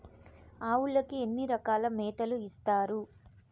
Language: Telugu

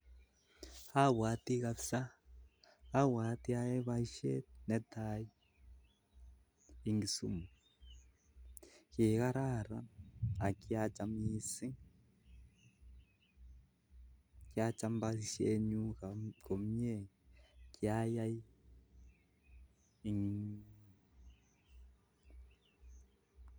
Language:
Kalenjin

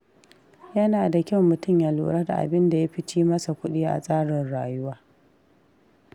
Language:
Hausa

